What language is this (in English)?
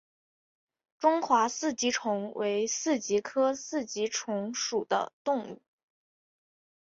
Chinese